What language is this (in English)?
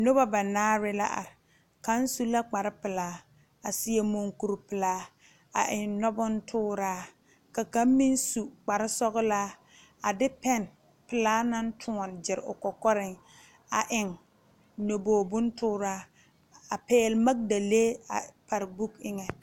Southern Dagaare